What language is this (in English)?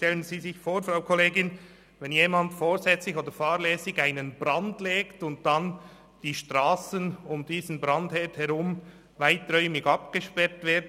Swiss German